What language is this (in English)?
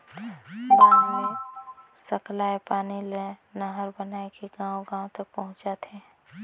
Chhattisgarhi